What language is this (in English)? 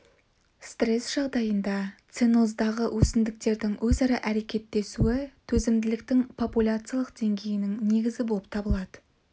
Kazakh